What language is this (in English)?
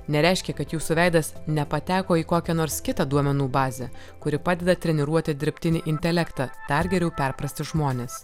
Lithuanian